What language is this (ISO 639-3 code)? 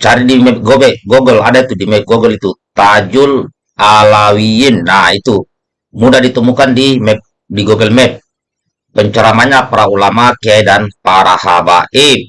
ind